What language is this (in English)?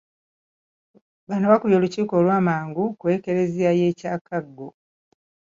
Ganda